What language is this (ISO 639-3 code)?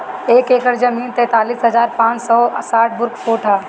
bho